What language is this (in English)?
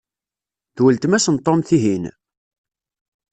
Kabyle